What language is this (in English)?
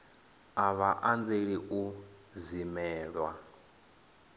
Venda